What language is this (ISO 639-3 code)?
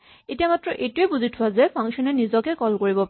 asm